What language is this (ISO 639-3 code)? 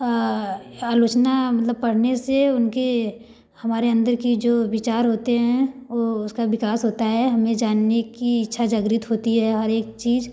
hin